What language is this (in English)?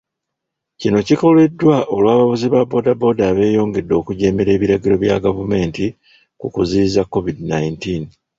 Ganda